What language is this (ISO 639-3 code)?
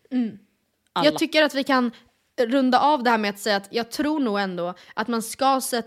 swe